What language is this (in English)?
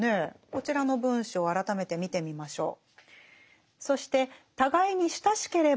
Japanese